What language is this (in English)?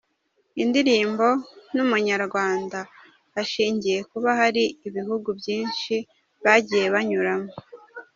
Kinyarwanda